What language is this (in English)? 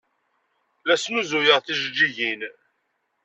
Kabyle